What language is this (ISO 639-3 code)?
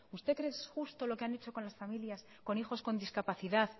spa